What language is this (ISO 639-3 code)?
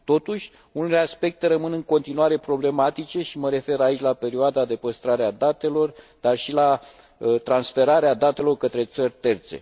ron